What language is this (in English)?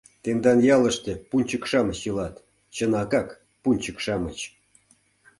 Mari